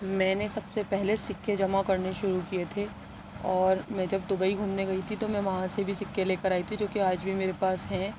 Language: Urdu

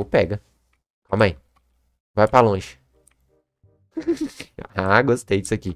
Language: Portuguese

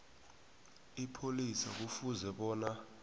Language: South Ndebele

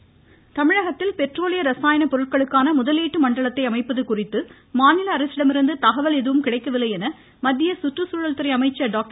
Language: Tamil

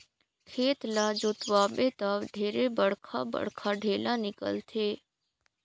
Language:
Chhattisgarhi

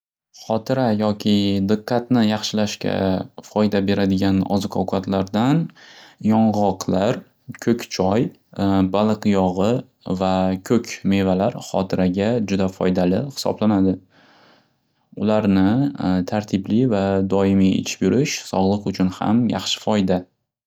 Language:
Uzbek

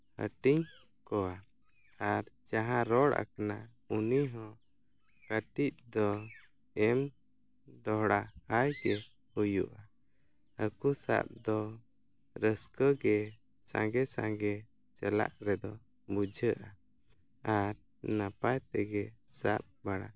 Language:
Santali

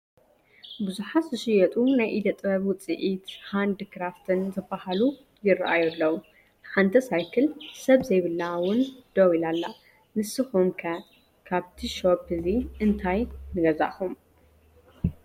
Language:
Tigrinya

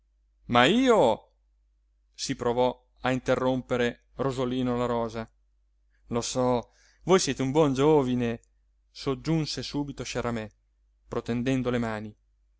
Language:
Italian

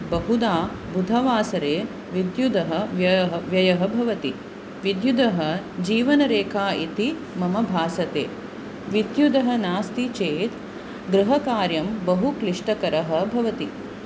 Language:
Sanskrit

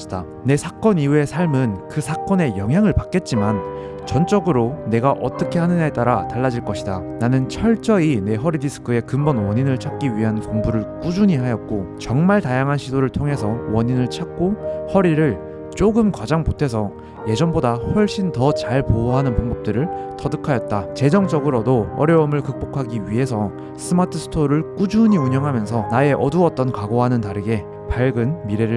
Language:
Korean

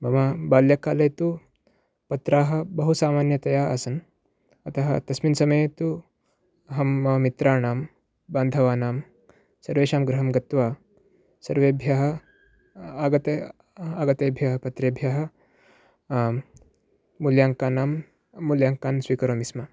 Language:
Sanskrit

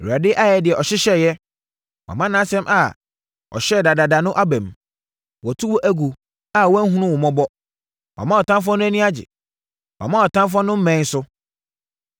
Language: Akan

